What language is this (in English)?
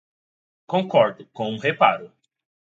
Portuguese